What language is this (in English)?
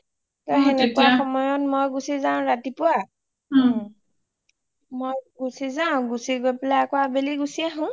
Assamese